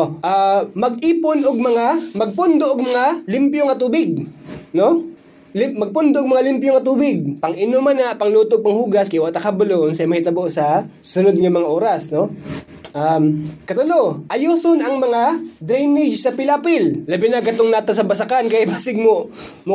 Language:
Filipino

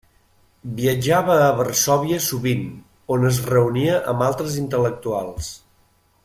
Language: Catalan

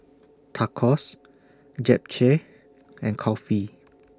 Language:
English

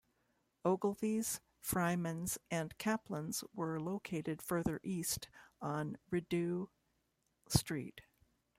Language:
English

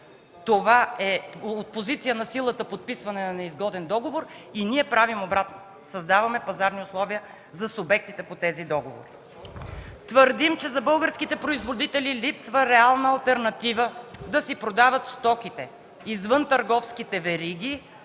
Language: Bulgarian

